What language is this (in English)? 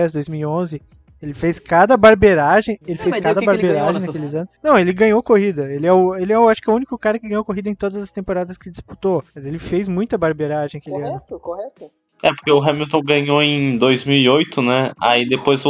Portuguese